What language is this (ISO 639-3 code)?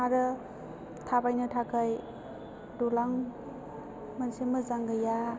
brx